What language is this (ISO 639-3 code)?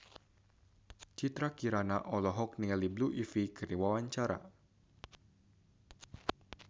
sun